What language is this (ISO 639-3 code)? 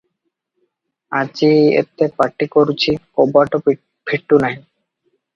ori